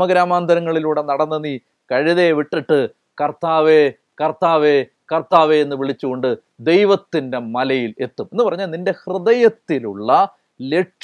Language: Malayalam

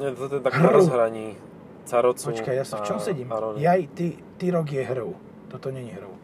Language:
Slovak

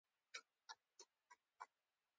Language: Pashto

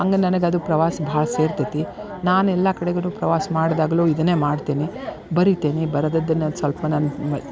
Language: Kannada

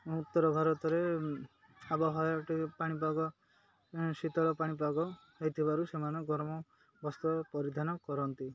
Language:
Odia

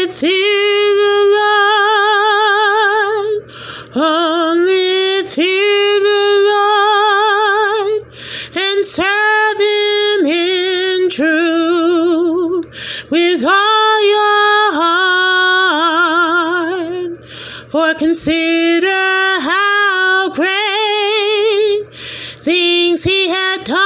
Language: English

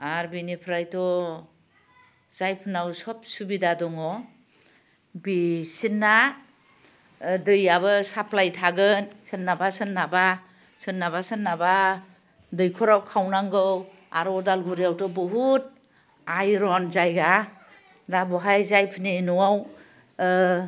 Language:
Bodo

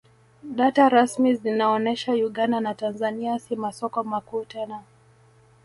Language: Swahili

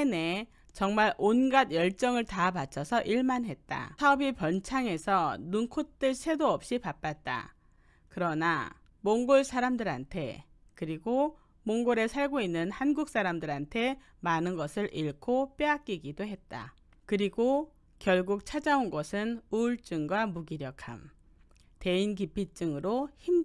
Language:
Korean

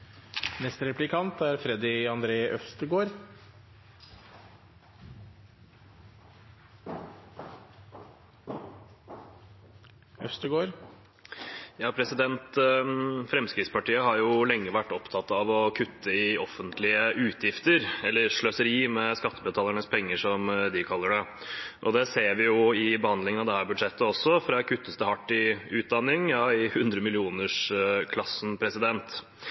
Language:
Norwegian Bokmål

